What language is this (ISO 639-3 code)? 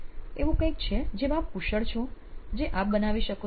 guj